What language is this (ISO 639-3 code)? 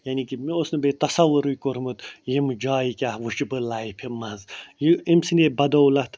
kas